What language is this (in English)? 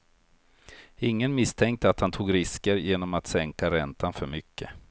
Swedish